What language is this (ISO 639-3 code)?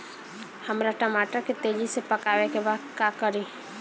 bho